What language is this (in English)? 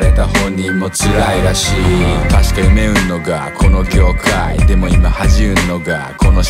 Turkish